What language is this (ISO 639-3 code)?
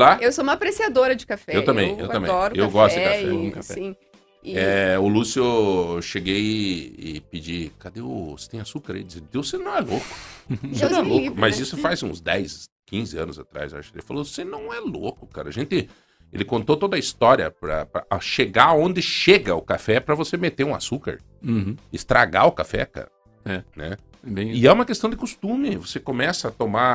por